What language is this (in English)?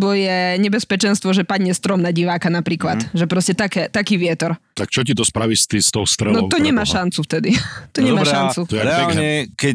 Slovak